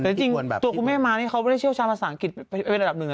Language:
Thai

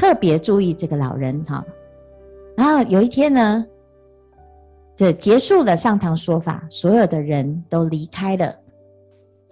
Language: Chinese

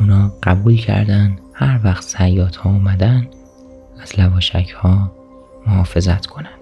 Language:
Persian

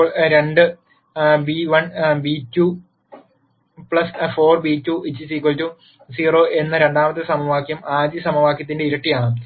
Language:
Malayalam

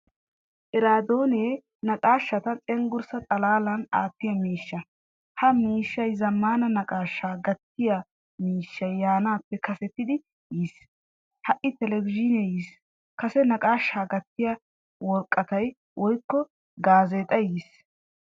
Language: Wolaytta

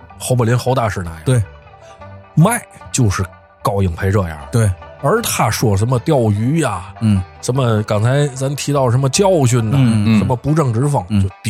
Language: Chinese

